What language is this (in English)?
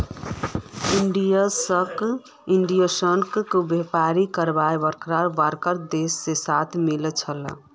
Magahi